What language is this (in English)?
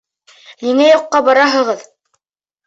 Bashkir